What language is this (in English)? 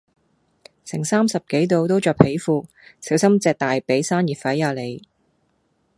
Cantonese